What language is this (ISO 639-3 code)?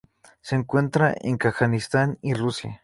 spa